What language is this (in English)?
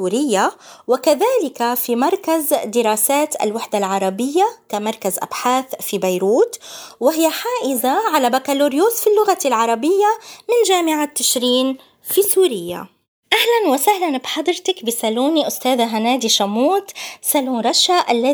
Arabic